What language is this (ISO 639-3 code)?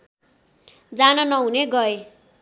nep